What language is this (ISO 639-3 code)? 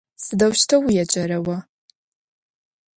ady